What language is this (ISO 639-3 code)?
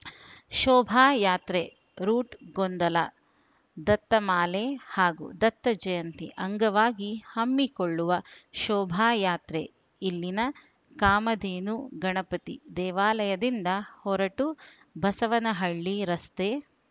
kan